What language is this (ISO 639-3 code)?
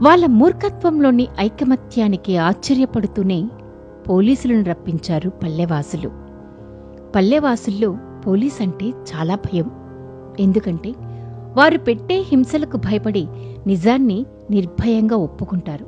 tel